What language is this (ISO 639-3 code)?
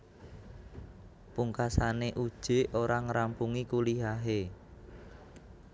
jav